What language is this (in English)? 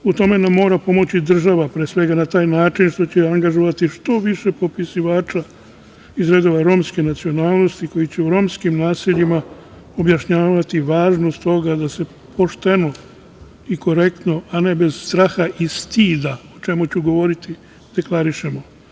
Serbian